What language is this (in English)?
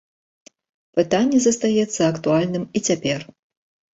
Belarusian